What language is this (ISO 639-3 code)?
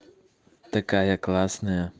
rus